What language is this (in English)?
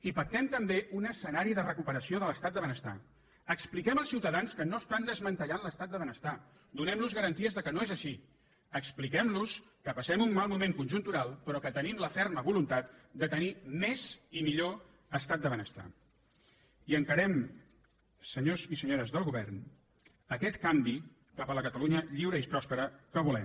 Catalan